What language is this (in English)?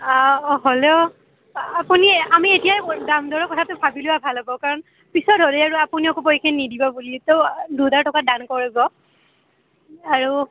Assamese